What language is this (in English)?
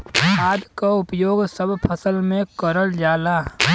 Bhojpuri